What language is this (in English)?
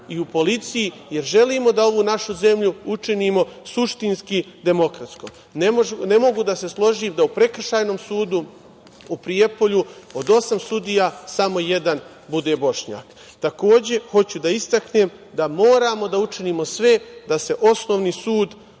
Serbian